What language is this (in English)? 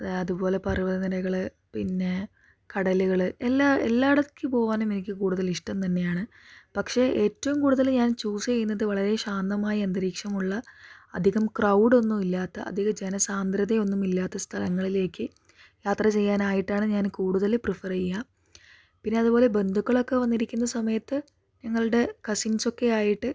Malayalam